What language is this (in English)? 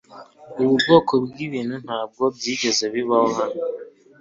Kinyarwanda